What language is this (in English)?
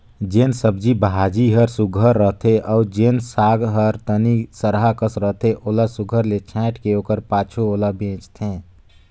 Chhattisgarhi